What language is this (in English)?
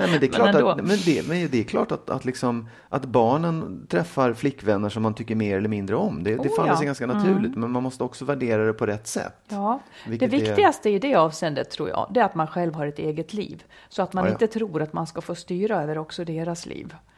Swedish